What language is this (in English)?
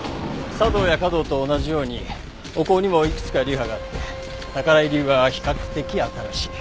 Japanese